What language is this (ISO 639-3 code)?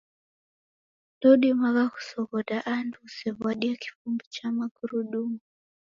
dav